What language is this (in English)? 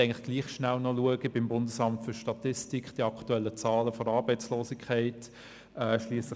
Swiss German